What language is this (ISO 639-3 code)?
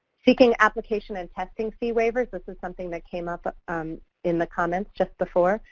eng